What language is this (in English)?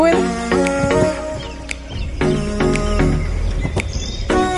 Welsh